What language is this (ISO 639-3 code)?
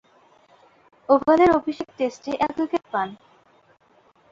ben